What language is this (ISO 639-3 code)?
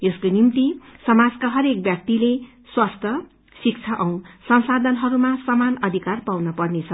nep